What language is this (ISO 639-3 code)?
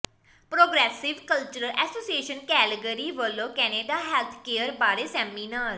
pan